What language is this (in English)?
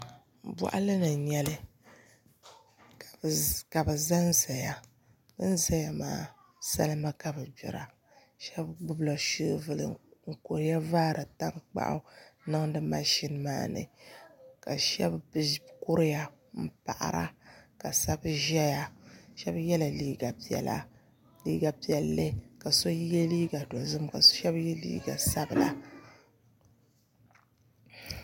Dagbani